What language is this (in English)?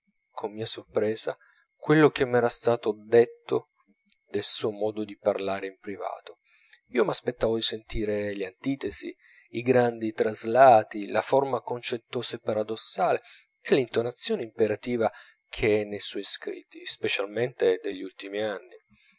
Italian